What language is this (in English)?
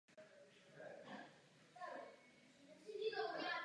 Czech